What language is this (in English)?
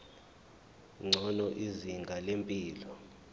Zulu